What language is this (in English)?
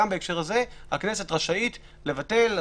Hebrew